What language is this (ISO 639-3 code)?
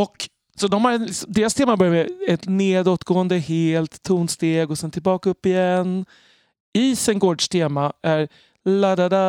swe